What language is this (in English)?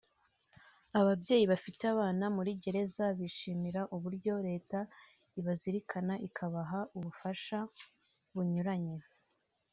Kinyarwanda